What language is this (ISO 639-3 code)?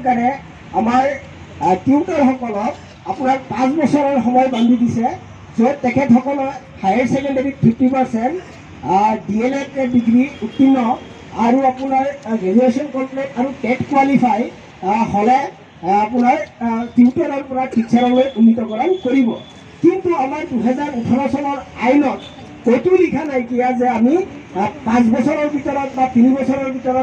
ben